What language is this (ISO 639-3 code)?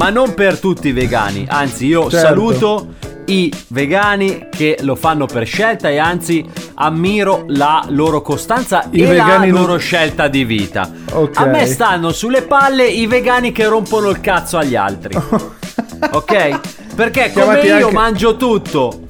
ita